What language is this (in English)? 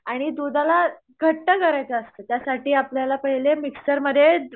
Marathi